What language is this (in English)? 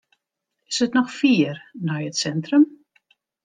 Western Frisian